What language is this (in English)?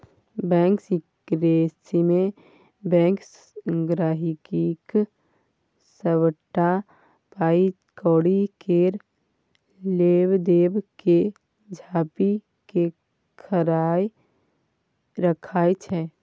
Maithili